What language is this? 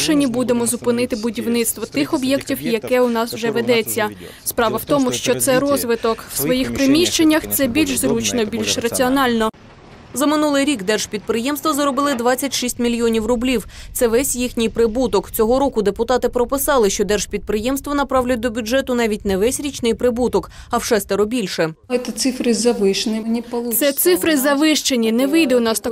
Ukrainian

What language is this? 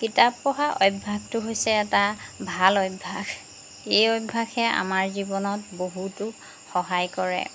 Assamese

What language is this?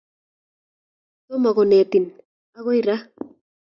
Kalenjin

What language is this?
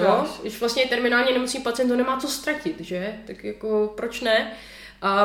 Czech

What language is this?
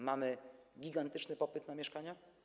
Polish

